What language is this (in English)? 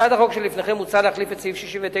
Hebrew